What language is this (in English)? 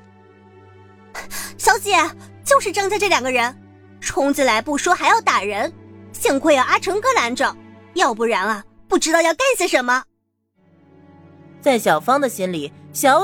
Chinese